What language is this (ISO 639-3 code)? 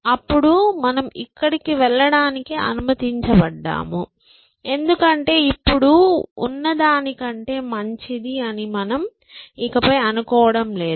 tel